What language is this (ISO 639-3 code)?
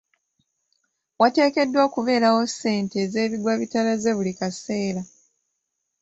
lug